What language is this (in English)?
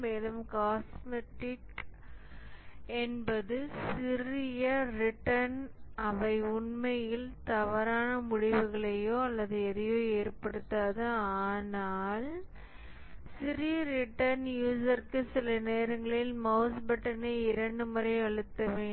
Tamil